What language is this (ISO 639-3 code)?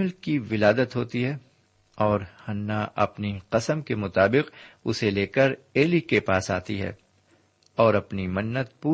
urd